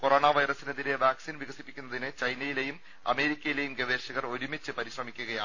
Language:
Malayalam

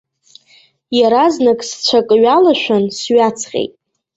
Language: Abkhazian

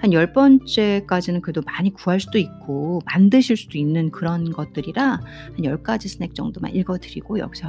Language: Korean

